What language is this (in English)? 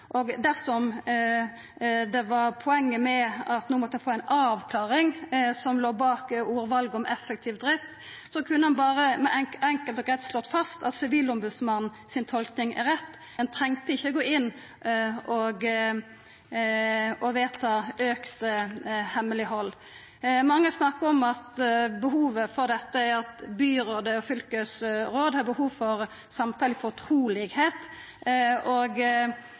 Norwegian Nynorsk